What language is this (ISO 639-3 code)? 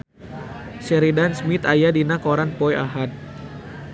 sun